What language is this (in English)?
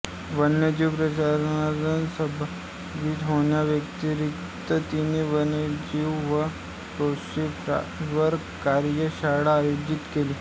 Marathi